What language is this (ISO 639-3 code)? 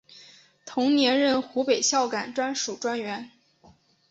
zho